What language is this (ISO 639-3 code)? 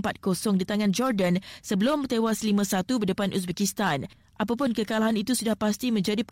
msa